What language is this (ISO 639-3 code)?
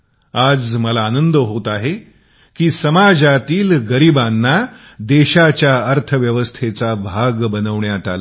mar